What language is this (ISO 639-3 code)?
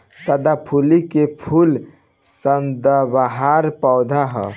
bho